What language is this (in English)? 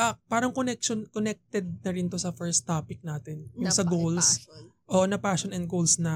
Filipino